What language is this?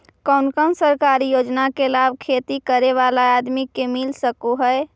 Magahi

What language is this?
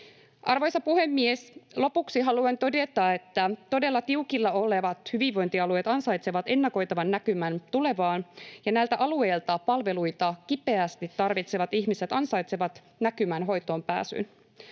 Finnish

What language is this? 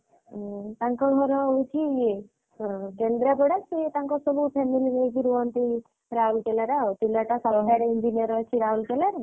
Odia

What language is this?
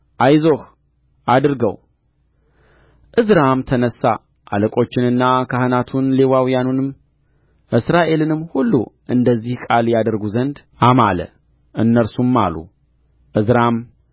Amharic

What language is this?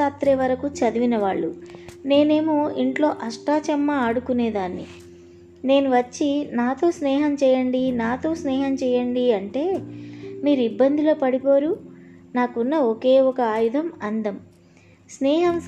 Telugu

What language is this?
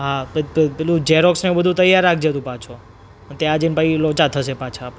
Gujarati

